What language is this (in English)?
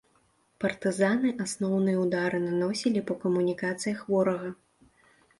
Belarusian